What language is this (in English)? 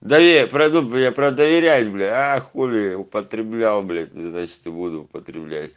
Russian